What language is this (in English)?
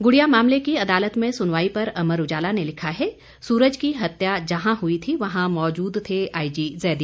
Hindi